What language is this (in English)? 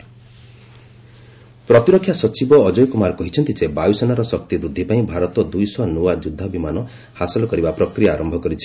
Odia